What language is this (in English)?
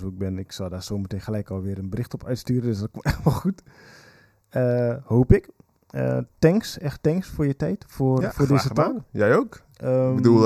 Dutch